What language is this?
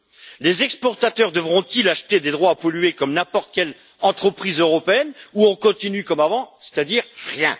French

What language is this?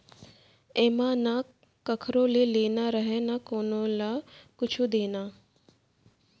Chhattisgarhi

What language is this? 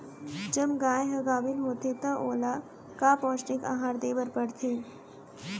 Chhattisgarhi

